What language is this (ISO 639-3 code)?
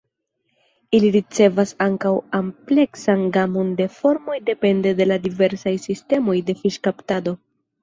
epo